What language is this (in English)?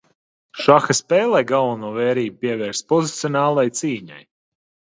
Latvian